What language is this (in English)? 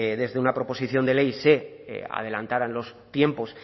Spanish